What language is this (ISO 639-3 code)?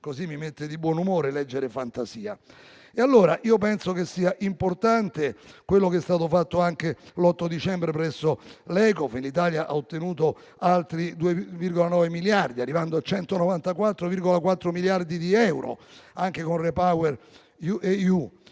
ita